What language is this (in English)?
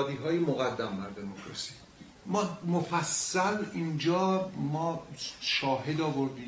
Persian